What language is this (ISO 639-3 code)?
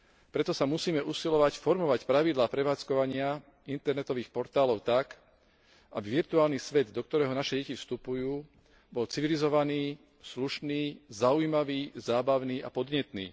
slk